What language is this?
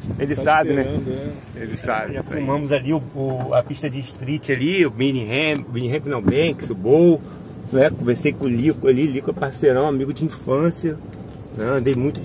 Portuguese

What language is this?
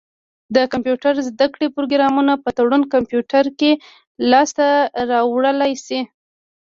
Pashto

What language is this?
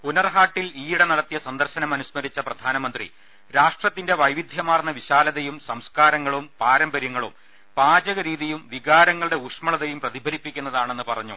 Malayalam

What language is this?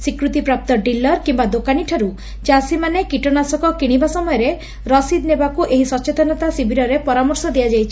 Odia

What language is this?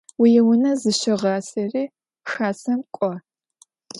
Adyghe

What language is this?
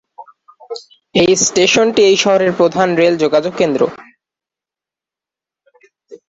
Bangla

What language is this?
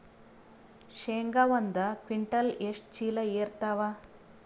Kannada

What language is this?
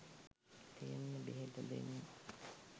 Sinhala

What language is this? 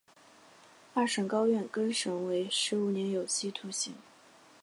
Chinese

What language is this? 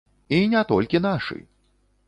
Belarusian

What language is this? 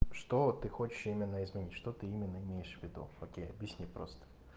Russian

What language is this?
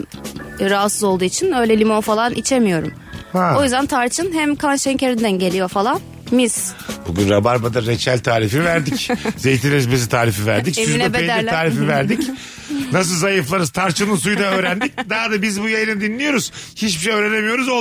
Turkish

